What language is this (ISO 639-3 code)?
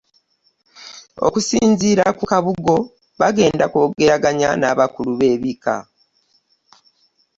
lug